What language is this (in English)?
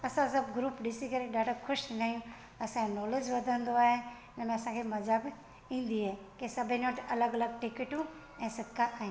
Sindhi